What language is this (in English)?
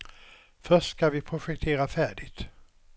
Swedish